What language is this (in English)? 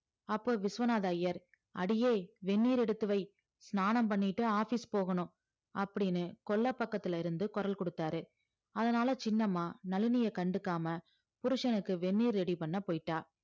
Tamil